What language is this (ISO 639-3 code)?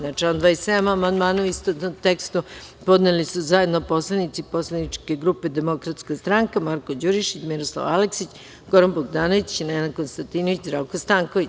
srp